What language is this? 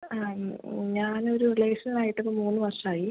Malayalam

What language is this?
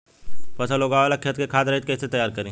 Bhojpuri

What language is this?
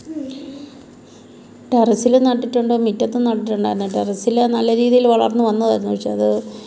Malayalam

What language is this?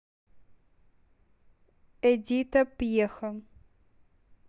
Russian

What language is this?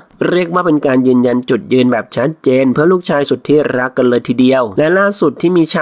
Thai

